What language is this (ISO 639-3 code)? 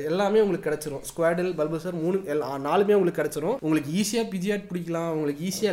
tam